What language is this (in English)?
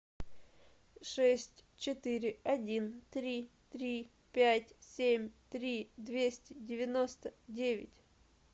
Russian